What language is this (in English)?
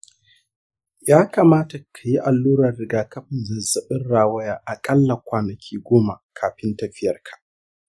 Hausa